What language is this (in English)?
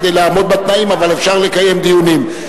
Hebrew